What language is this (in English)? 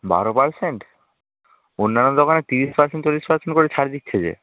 Bangla